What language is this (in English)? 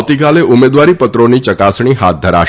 Gujarati